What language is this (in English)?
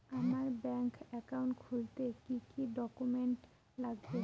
Bangla